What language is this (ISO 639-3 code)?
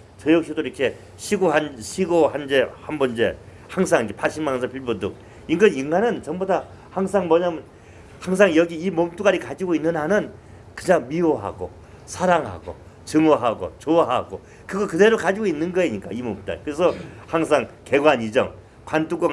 kor